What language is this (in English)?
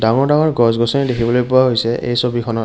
Assamese